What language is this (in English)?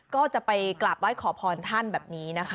Thai